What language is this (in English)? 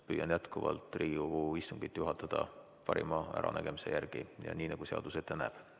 Estonian